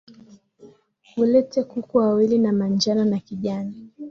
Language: Swahili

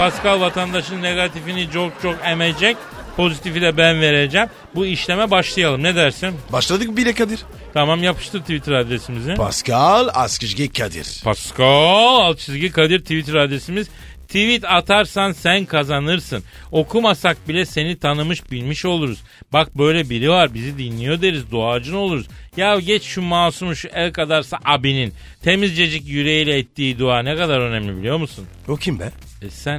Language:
Turkish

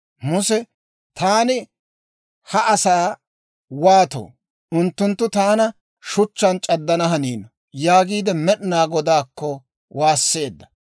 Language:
Dawro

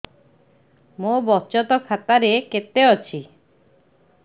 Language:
Odia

